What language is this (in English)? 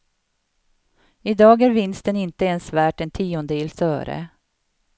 Swedish